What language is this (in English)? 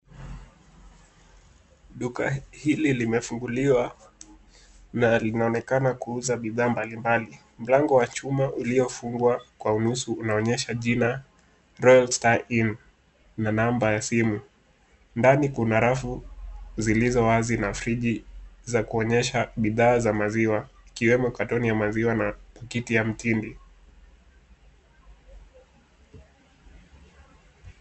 Swahili